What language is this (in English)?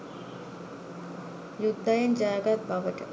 Sinhala